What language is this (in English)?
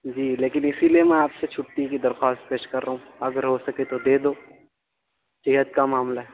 Urdu